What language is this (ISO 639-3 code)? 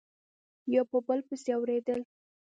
pus